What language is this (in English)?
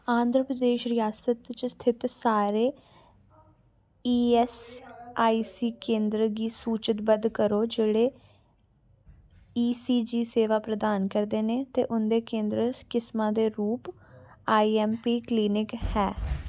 Dogri